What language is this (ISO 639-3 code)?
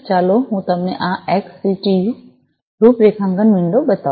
guj